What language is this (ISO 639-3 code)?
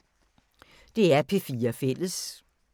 dan